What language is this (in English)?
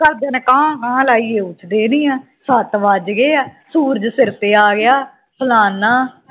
Punjabi